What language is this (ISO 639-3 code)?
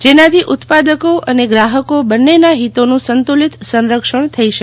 guj